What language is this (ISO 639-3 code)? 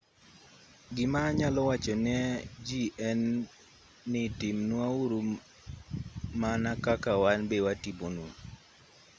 luo